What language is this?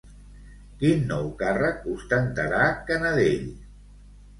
Catalan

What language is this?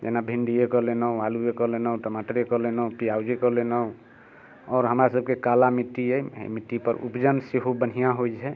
Maithili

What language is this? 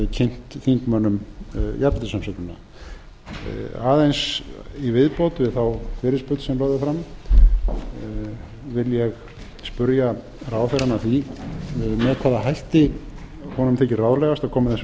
Icelandic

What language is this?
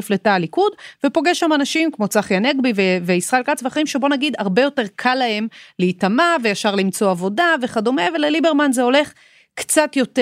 Hebrew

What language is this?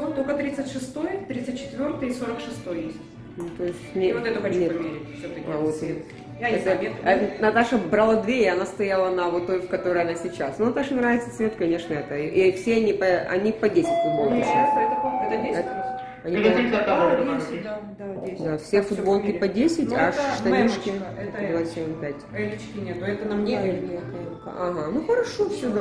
Russian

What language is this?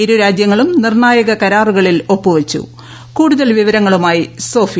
Malayalam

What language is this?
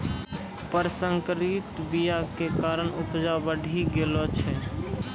Maithili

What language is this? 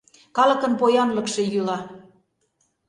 Mari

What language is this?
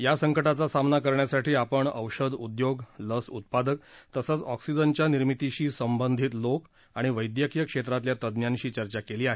Marathi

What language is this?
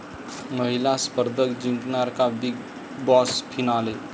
Marathi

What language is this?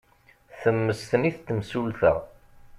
Kabyle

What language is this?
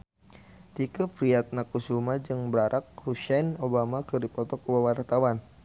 Sundanese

